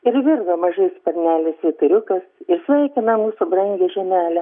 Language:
Lithuanian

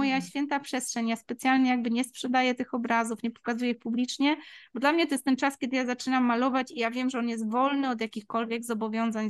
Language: Polish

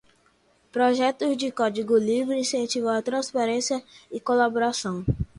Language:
Portuguese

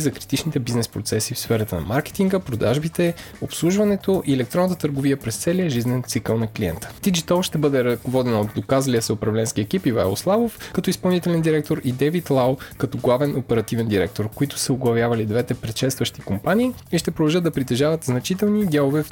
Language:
Bulgarian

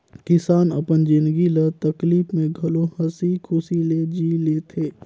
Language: Chhattisgarhi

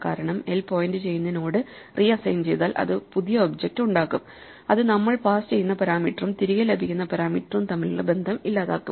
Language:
Malayalam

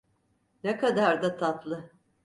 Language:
Turkish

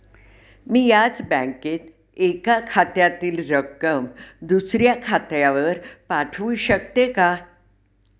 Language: Marathi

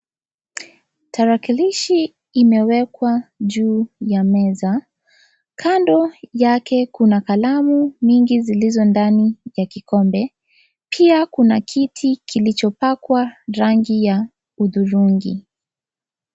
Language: Swahili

